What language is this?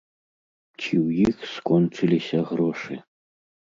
Belarusian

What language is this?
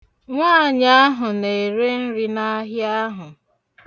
Igbo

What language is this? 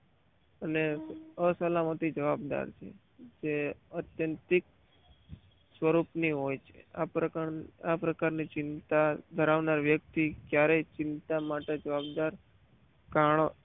Gujarati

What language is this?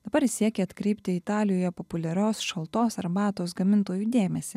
Lithuanian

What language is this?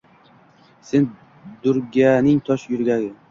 Uzbek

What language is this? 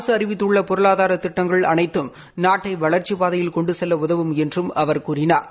Tamil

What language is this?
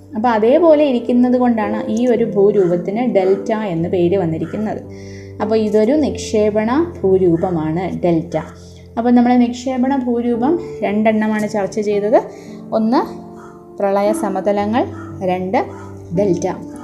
Malayalam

